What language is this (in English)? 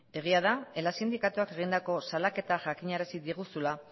Basque